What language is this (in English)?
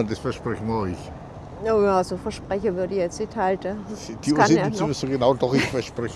German